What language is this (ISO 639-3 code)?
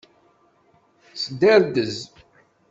kab